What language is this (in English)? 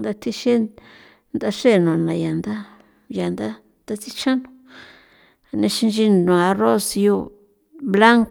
San Felipe Otlaltepec Popoloca